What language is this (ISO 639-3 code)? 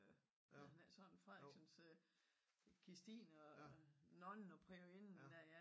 dan